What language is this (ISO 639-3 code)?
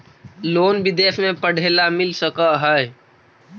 mag